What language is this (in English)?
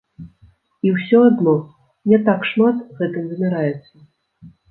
Belarusian